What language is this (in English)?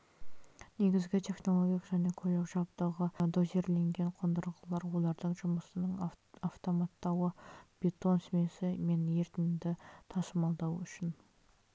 Kazakh